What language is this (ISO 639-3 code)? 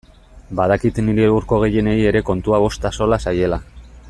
eus